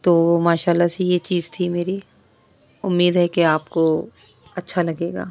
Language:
Urdu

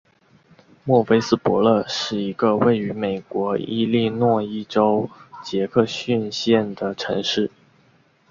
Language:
Chinese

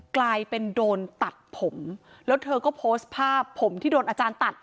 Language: Thai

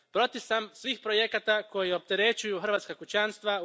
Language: Croatian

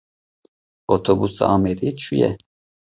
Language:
Kurdish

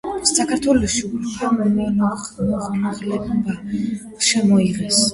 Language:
Georgian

